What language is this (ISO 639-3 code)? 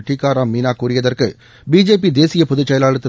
tam